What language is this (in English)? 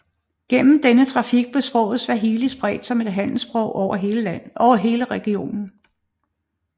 Danish